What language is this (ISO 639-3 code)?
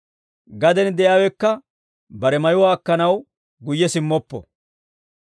dwr